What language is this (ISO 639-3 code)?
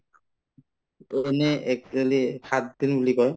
asm